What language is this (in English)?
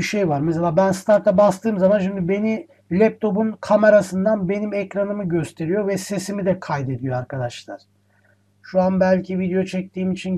Turkish